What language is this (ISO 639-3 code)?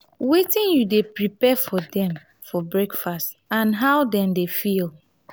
pcm